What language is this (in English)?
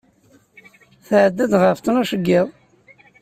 Kabyle